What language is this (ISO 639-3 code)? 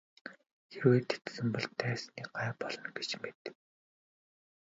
mon